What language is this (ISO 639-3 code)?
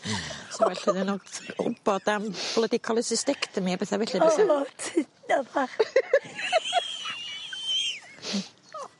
cym